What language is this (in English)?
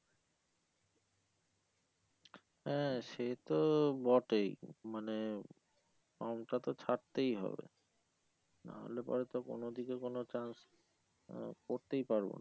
Bangla